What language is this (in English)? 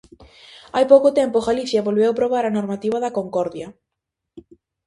Galician